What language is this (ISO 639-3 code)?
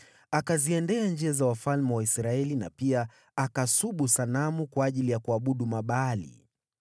swa